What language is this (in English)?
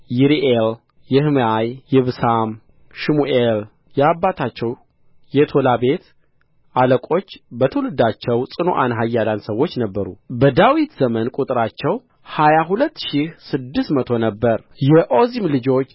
Amharic